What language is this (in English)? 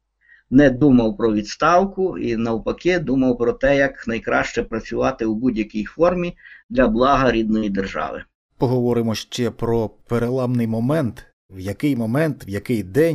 Ukrainian